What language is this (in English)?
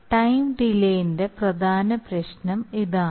Malayalam